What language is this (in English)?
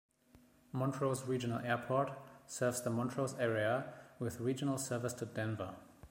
English